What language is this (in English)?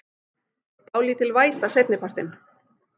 Icelandic